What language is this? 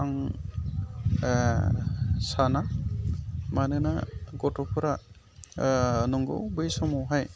Bodo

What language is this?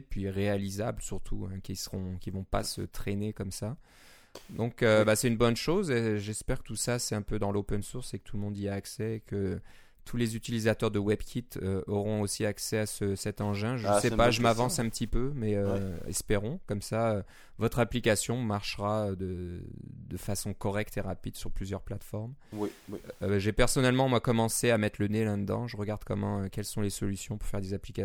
French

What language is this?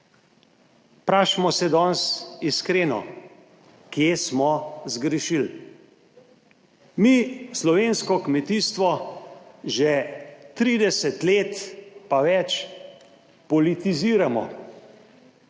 Slovenian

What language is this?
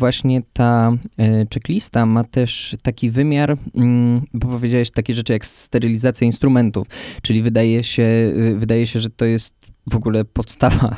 Polish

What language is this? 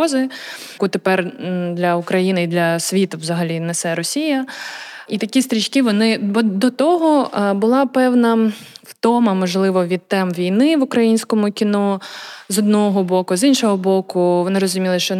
Ukrainian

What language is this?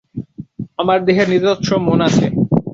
Bangla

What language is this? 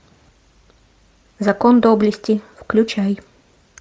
Russian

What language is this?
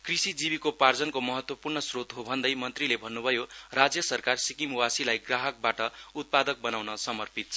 Nepali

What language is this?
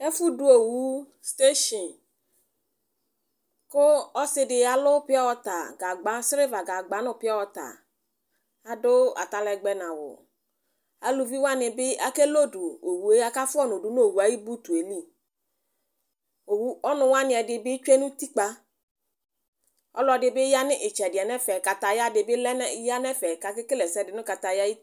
Ikposo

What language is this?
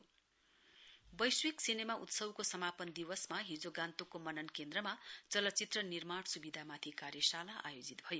Nepali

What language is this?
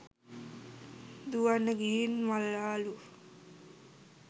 Sinhala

